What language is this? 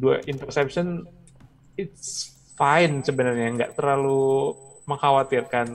Indonesian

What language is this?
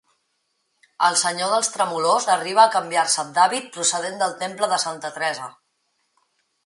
Catalan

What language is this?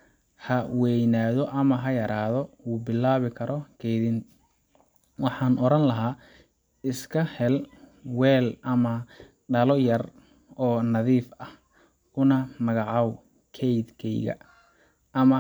Somali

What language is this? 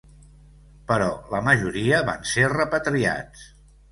Catalan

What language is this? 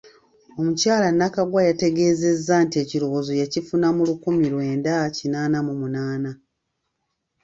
Ganda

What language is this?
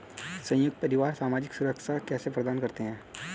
Hindi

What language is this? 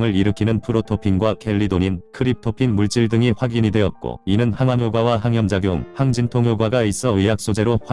Korean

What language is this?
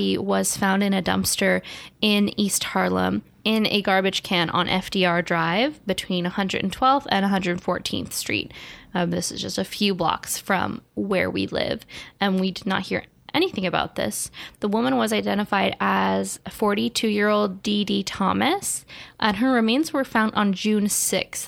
English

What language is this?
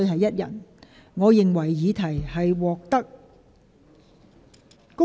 Cantonese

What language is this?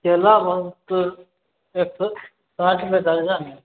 Maithili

